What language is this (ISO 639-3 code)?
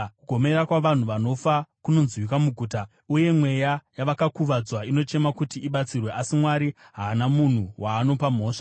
sna